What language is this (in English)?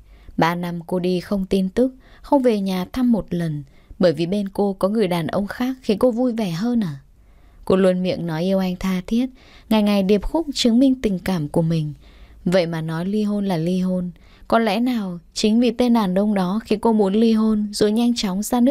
Vietnamese